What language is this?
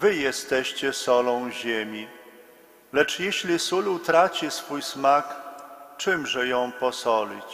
Polish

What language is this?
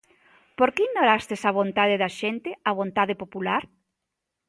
Galician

